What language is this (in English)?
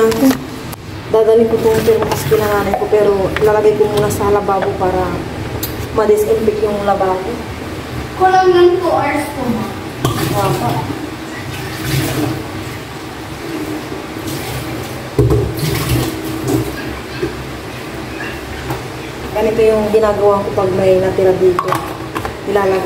Filipino